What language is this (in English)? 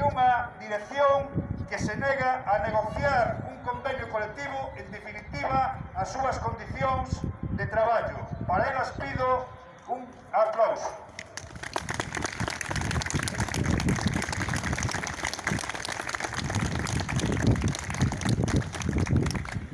Spanish